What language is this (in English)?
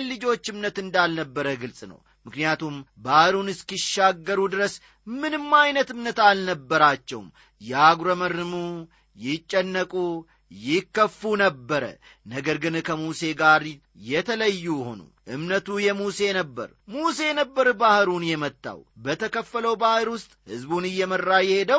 Amharic